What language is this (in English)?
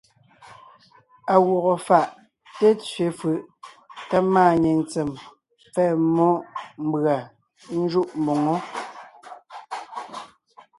Ngiemboon